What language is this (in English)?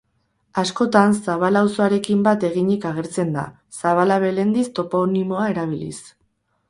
Basque